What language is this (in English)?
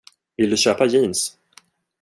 Swedish